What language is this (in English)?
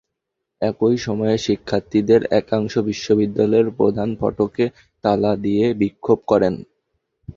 Bangla